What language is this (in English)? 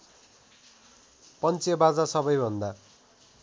Nepali